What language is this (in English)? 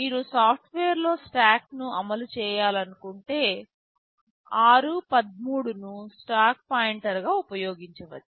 Telugu